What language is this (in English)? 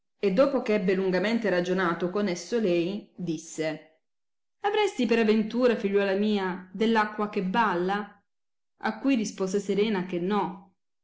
Italian